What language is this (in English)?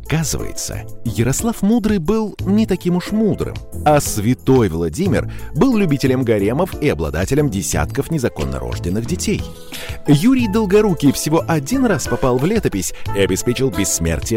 Russian